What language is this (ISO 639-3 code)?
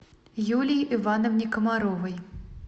rus